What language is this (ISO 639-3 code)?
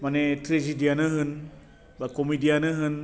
brx